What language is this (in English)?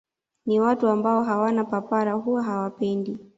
Swahili